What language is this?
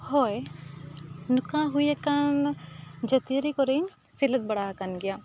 Santali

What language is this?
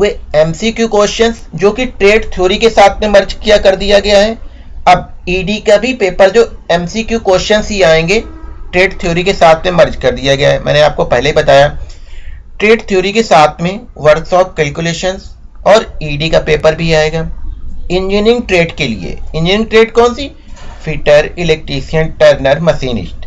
Hindi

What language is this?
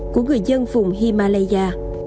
Vietnamese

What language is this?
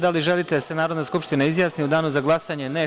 Serbian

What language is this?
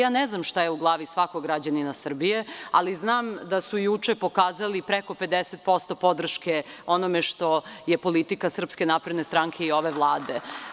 Serbian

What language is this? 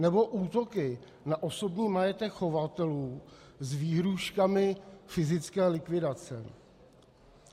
Czech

